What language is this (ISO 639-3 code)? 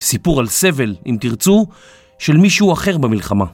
heb